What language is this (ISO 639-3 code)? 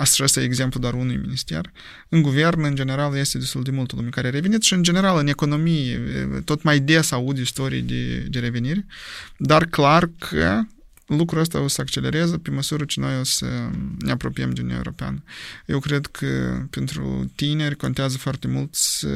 ron